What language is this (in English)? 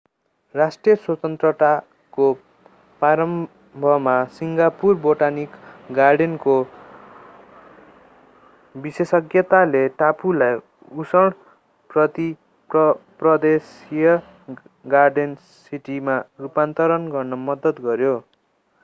Nepali